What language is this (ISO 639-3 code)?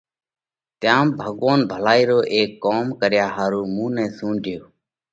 kvx